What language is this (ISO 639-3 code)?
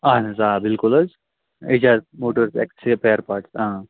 kas